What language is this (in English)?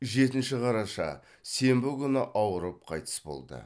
Kazakh